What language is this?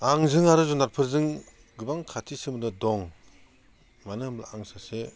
Bodo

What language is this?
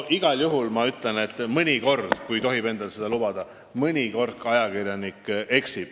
Estonian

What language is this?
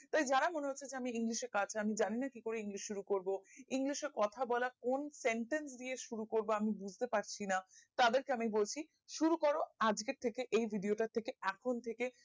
Bangla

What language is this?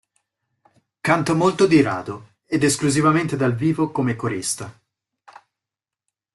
Italian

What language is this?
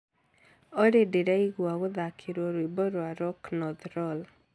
Kikuyu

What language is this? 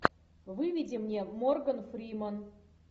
Russian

